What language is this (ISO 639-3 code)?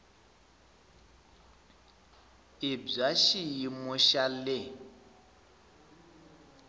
tso